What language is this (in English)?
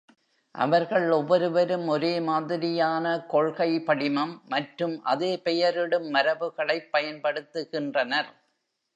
Tamil